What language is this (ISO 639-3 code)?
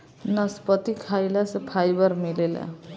bho